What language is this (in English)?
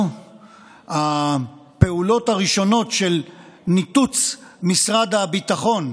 Hebrew